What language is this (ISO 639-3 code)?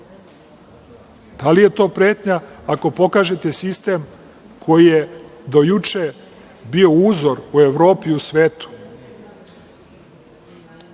srp